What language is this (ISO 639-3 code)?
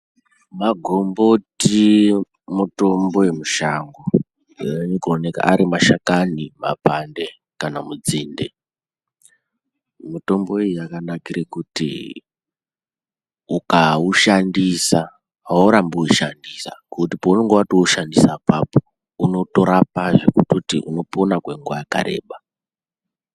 ndc